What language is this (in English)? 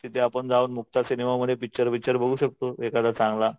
Marathi